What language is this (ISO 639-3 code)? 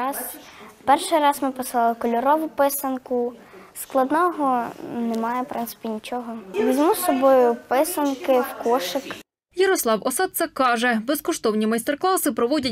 ukr